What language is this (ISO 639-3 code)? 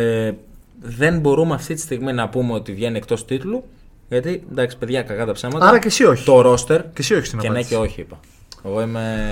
ell